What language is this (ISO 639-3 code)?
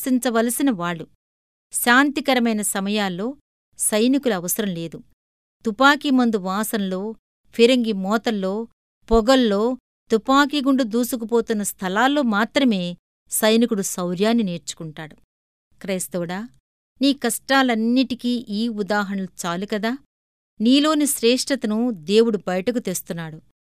tel